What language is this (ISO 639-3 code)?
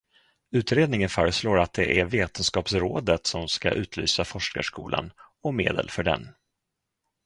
swe